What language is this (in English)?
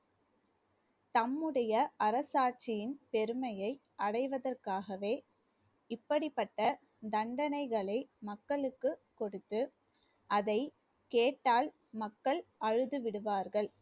Tamil